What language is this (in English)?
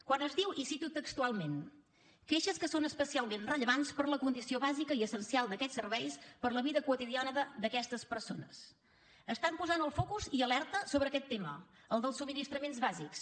Catalan